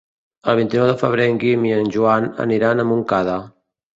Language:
Catalan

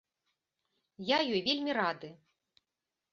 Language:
Belarusian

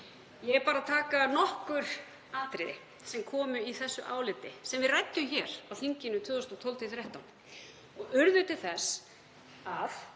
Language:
Icelandic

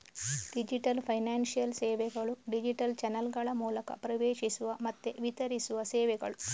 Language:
Kannada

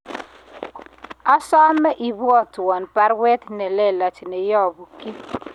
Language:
Kalenjin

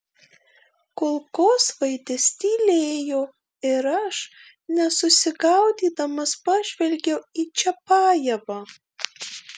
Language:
Lithuanian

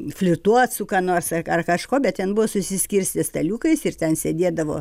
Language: Lithuanian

